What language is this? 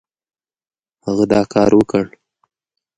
Pashto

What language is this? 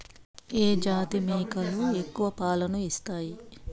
Telugu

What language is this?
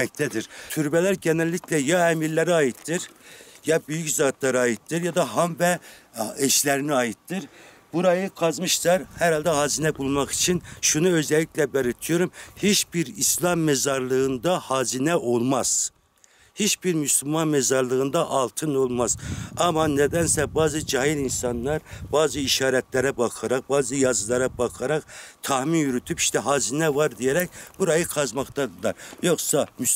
Turkish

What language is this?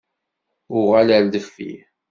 Kabyle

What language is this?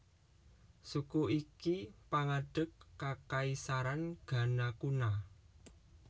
Javanese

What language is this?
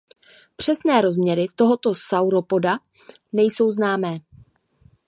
Czech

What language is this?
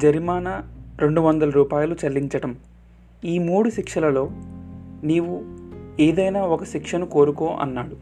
Telugu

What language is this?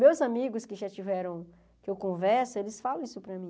Portuguese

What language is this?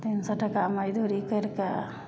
Maithili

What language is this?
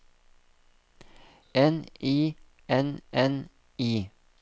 Norwegian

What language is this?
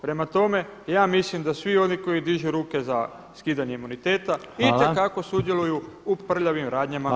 Croatian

